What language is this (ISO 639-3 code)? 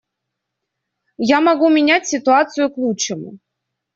rus